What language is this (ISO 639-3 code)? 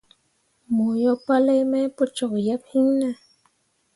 mua